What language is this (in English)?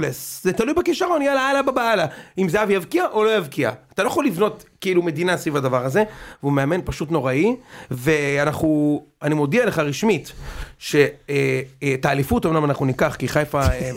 Hebrew